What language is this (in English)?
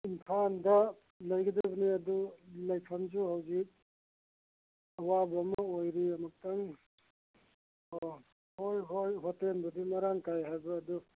Manipuri